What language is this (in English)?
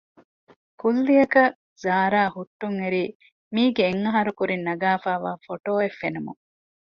Divehi